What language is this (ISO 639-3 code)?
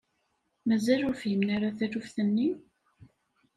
kab